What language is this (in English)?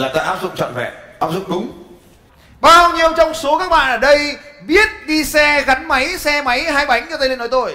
Vietnamese